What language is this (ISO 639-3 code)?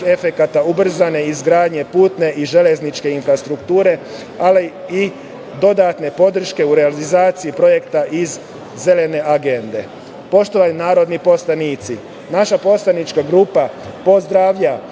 srp